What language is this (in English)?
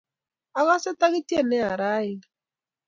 Kalenjin